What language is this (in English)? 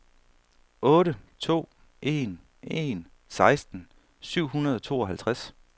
Danish